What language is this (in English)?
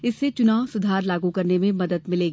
Hindi